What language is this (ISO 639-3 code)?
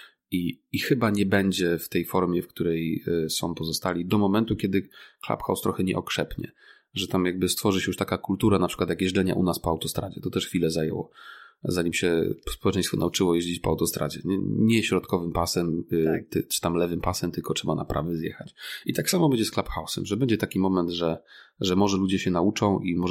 pol